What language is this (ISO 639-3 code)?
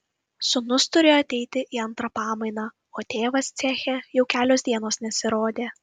lit